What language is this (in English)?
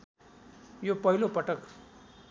Nepali